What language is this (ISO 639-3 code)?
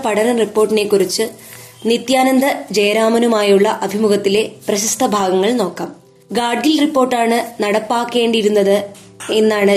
mal